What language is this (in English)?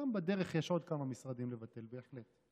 Hebrew